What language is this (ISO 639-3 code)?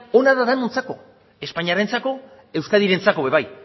eus